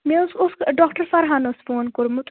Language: Kashmiri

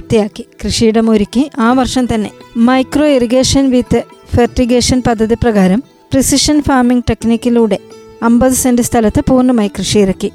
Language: Malayalam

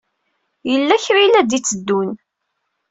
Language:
Kabyle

